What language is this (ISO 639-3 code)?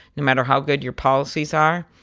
eng